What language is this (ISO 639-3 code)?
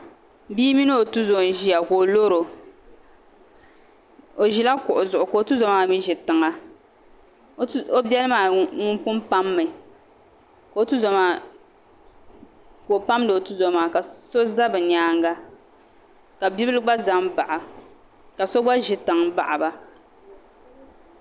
dag